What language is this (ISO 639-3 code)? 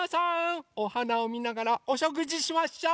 jpn